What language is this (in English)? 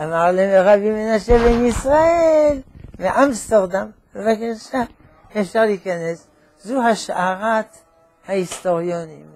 Hebrew